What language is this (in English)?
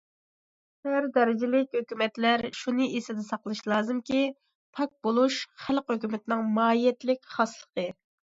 Uyghur